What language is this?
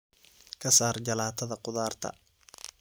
Somali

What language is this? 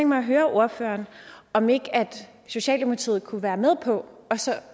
Danish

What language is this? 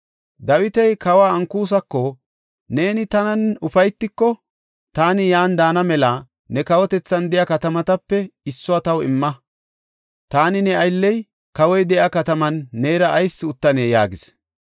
Gofa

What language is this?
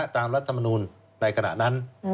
Thai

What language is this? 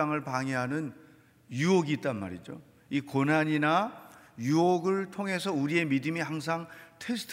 Korean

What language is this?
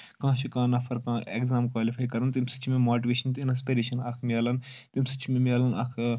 Kashmiri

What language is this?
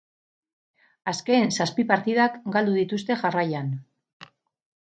Basque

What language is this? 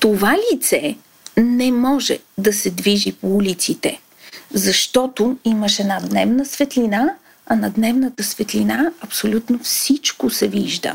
Bulgarian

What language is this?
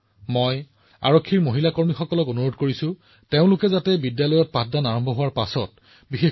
Assamese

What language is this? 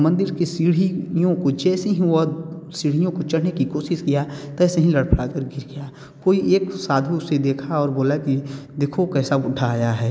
Hindi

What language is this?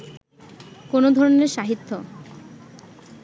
Bangla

